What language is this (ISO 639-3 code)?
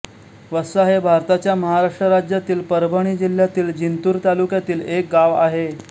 mar